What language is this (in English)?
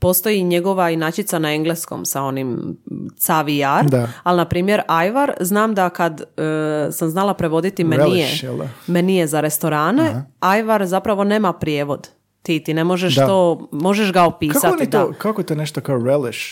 Croatian